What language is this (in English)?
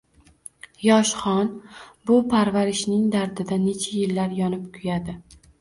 Uzbek